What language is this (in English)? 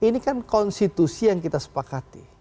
Indonesian